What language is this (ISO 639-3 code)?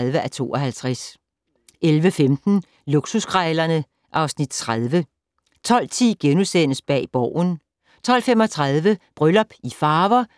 dan